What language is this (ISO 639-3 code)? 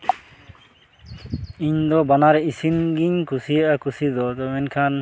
sat